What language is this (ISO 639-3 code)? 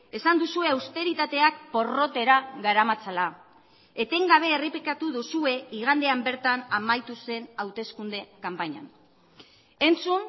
eus